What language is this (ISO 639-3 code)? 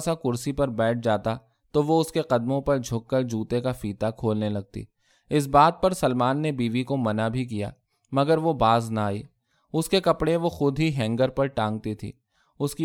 urd